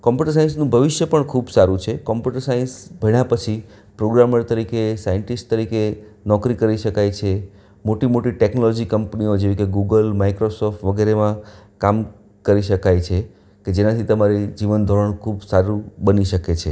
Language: Gujarati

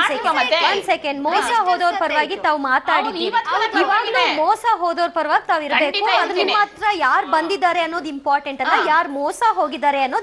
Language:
Kannada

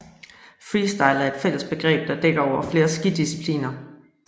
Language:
Danish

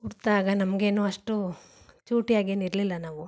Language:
Kannada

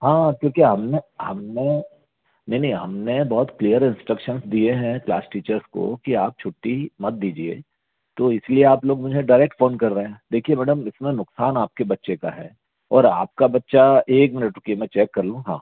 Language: Hindi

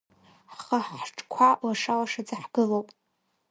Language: Abkhazian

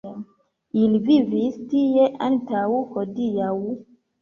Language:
Esperanto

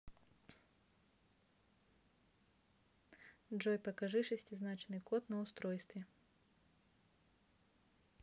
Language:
Russian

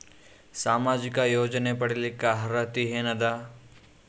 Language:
Kannada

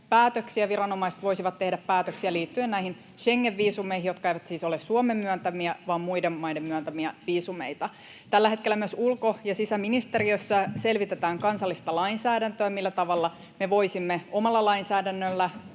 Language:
Finnish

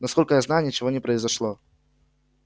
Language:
Russian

